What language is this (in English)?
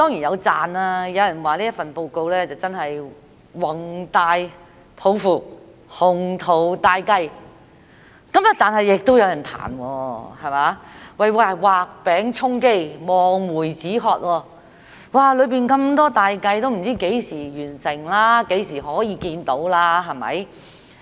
Cantonese